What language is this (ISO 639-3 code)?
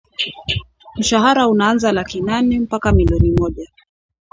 swa